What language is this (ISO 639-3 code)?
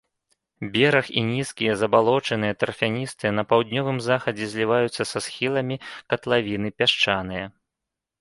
bel